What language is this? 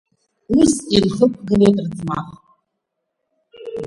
Abkhazian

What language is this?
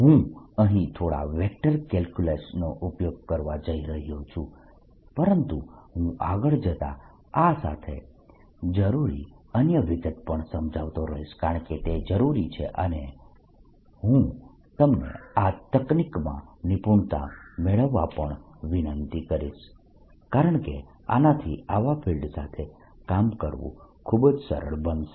Gujarati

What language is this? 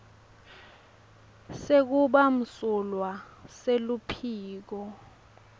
Swati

